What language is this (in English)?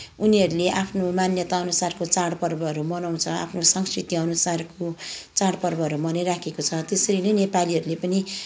Nepali